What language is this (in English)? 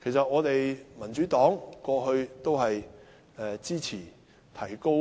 Cantonese